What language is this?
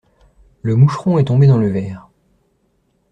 French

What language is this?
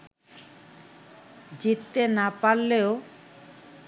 Bangla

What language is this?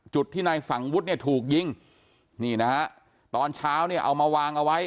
Thai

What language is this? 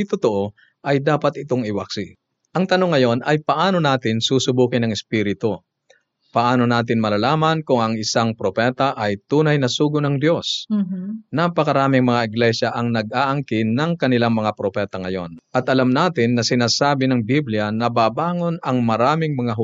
Filipino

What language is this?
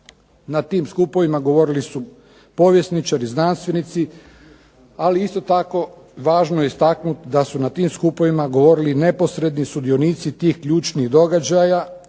Croatian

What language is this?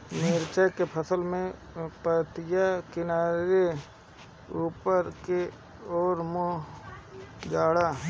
Bhojpuri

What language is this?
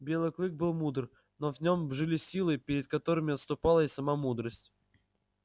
Russian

